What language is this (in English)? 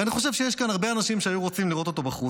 Hebrew